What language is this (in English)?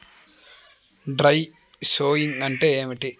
Telugu